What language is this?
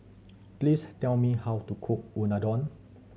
English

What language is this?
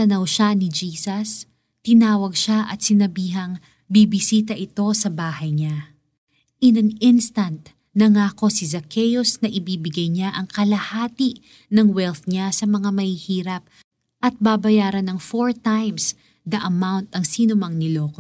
Filipino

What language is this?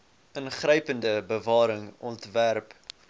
Afrikaans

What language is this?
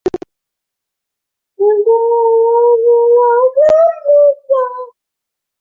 Chinese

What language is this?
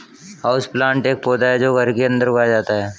Hindi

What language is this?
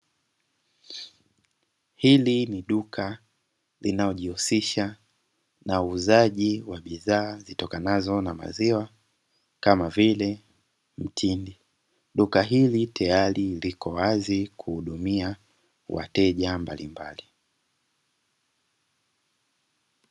Swahili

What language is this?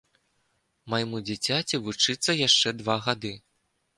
Belarusian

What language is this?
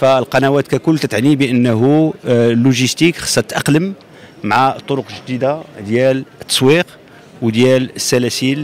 Arabic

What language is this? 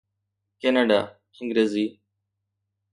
Sindhi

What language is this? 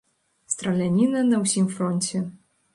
Belarusian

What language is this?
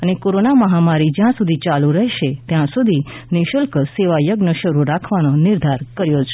Gujarati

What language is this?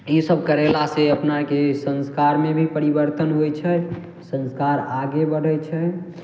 Maithili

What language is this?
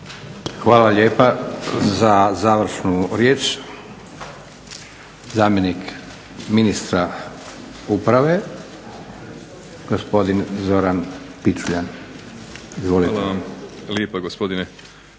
Croatian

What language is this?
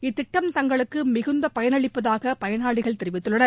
Tamil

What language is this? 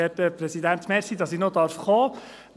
Swiss German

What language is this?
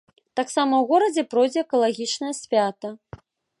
Belarusian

